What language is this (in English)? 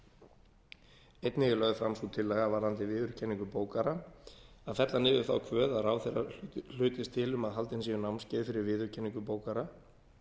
Icelandic